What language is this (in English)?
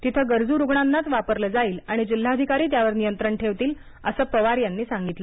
Marathi